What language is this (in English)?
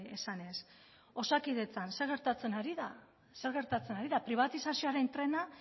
Basque